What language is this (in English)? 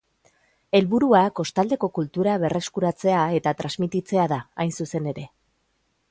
Basque